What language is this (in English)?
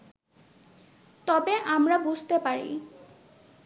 Bangla